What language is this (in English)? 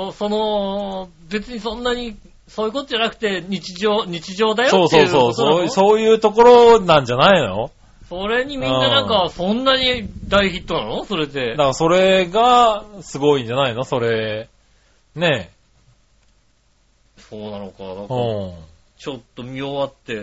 Japanese